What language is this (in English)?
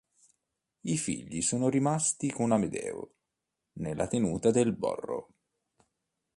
Italian